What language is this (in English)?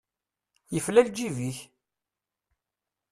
Kabyle